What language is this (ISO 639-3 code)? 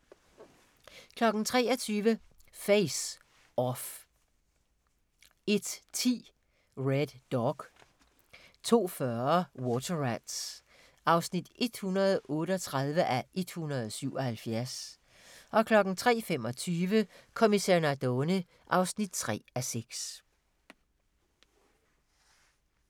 dan